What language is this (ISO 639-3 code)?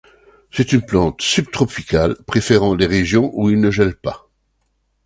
fra